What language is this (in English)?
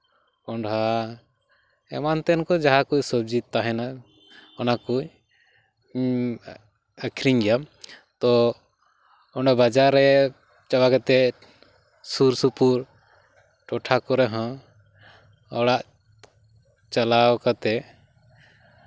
Santali